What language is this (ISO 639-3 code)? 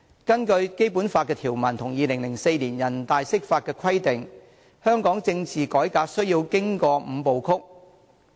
yue